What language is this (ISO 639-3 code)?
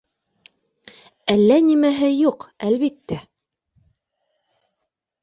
bak